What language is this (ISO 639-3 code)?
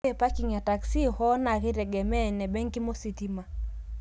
mas